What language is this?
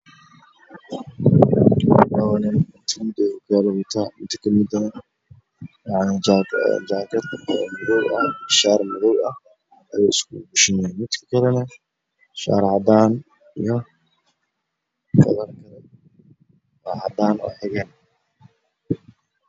Somali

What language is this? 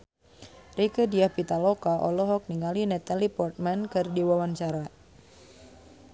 Sundanese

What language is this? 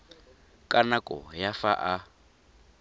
Tswana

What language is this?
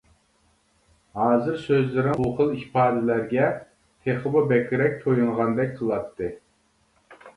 Uyghur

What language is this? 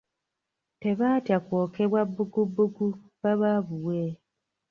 Ganda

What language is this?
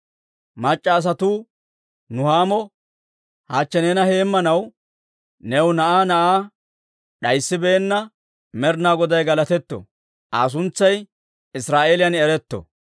Dawro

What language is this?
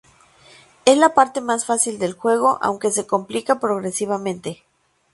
Spanish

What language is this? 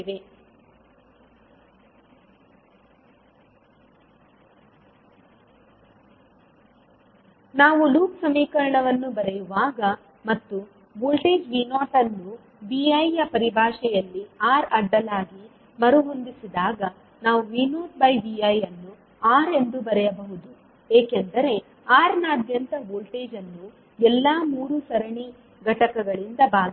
Kannada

